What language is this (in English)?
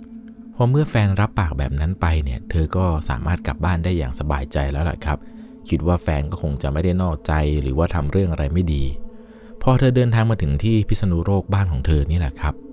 Thai